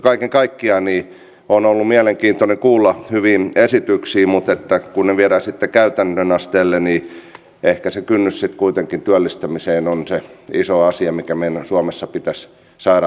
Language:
Finnish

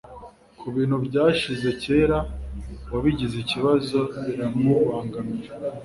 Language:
Kinyarwanda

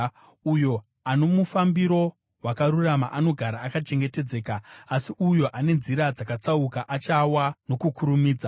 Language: Shona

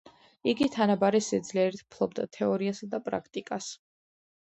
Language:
Georgian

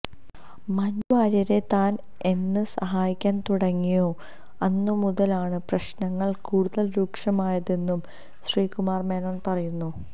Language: Malayalam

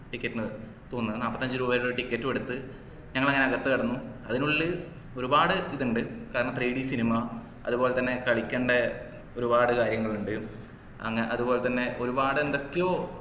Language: Malayalam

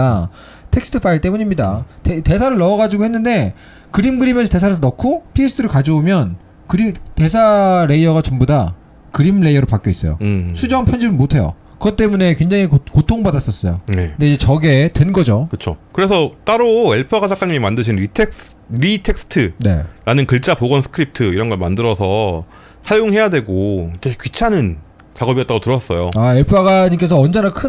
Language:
Korean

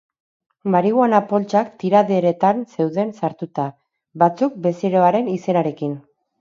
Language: Basque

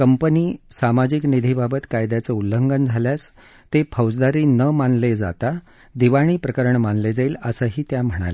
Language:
Marathi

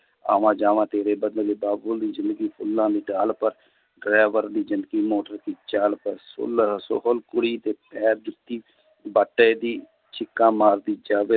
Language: Punjabi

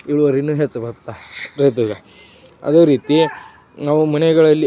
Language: Kannada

